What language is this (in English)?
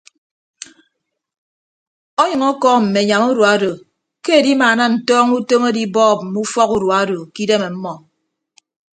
Ibibio